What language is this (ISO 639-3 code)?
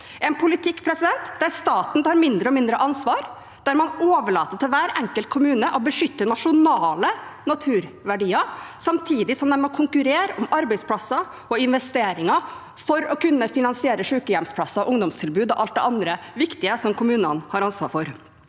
nor